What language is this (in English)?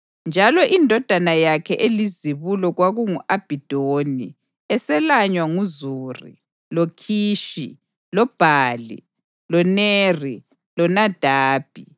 North Ndebele